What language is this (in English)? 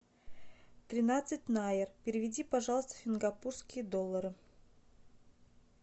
Russian